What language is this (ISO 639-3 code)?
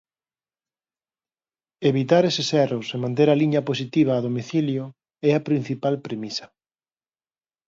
glg